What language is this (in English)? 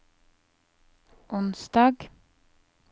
Norwegian